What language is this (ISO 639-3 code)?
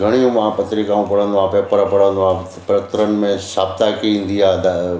snd